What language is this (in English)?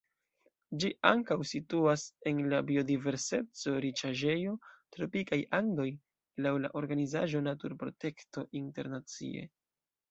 Esperanto